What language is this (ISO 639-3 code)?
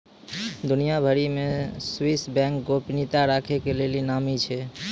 mai